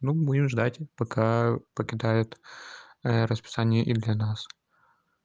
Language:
Russian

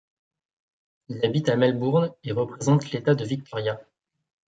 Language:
French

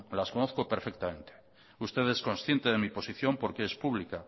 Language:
Spanish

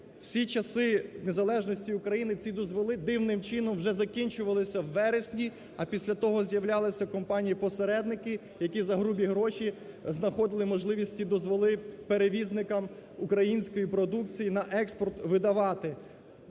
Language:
Ukrainian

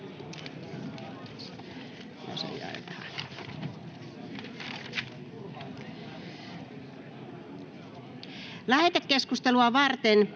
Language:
Finnish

